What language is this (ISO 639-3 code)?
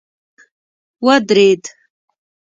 pus